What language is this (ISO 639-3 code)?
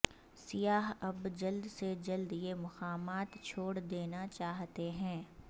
urd